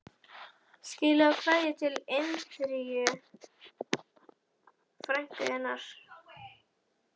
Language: Icelandic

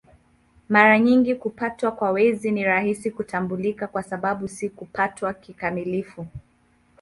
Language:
Swahili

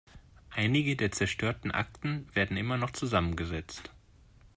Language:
German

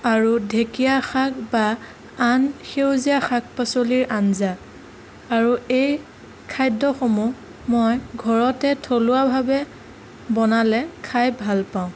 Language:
Assamese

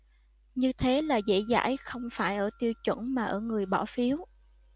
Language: Vietnamese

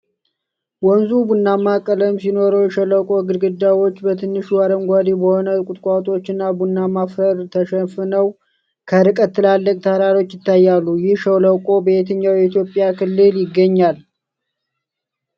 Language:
Amharic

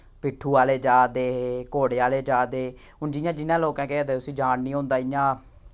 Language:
Dogri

